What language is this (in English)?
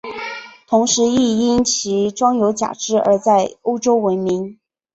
Chinese